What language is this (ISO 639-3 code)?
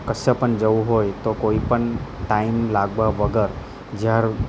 guj